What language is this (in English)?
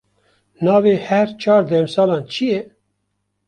Kurdish